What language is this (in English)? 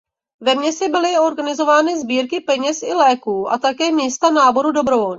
Czech